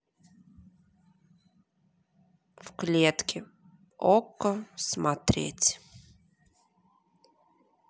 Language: Russian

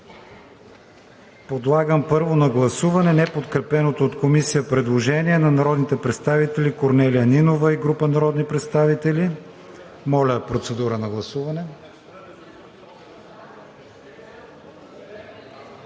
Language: Bulgarian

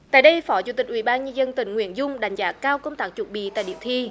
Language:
Vietnamese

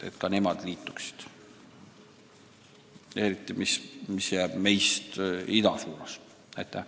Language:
Estonian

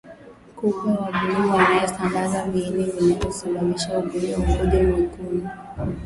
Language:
Swahili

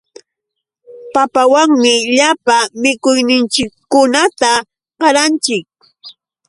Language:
Yauyos Quechua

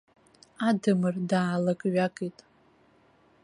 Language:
Abkhazian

